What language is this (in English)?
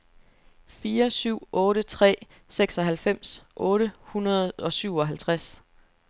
Danish